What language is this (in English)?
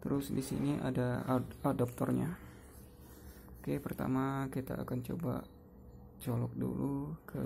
Indonesian